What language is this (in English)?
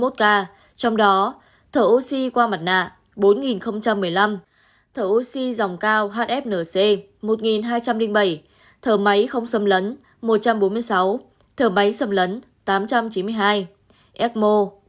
Vietnamese